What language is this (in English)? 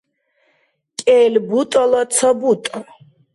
Dargwa